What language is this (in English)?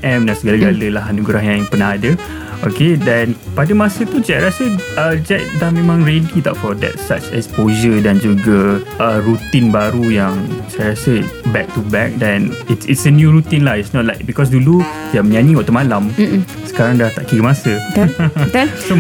Malay